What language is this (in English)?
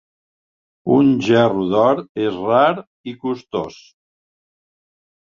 Catalan